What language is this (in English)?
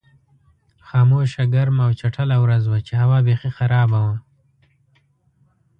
Pashto